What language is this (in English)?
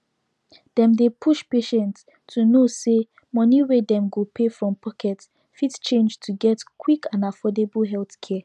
Nigerian Pidgin